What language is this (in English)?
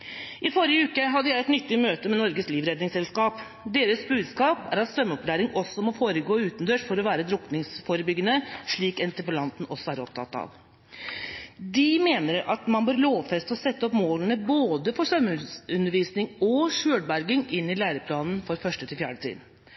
Norwegian Bokmål